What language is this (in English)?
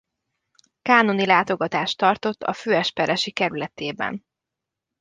Hungarian